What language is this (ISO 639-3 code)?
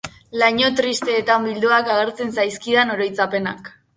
eus